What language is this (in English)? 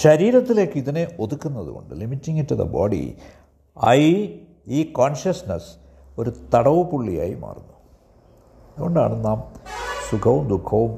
Malayalam